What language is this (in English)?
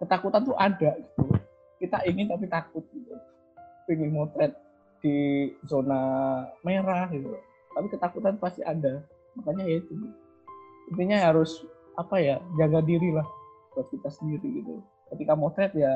Indonesian